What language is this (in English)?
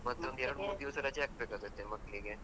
Kannada